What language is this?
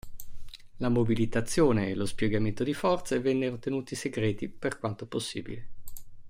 Italian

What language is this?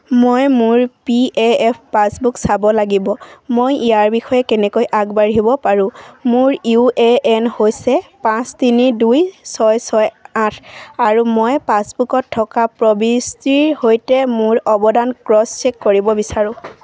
Assamese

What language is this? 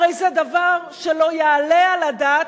Hebrew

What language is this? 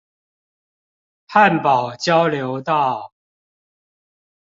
Chinese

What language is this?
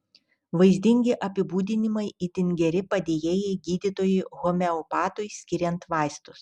Lithuanian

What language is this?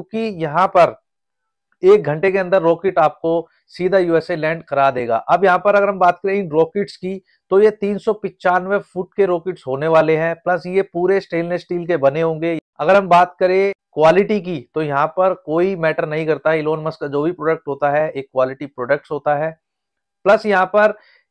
Hindi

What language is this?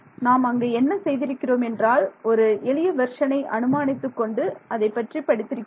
Tamil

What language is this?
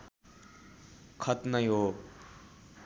Nepali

